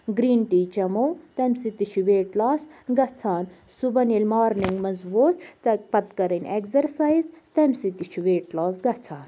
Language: Kashmiri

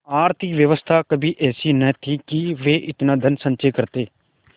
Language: Hindi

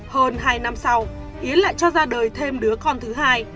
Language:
Vietnamese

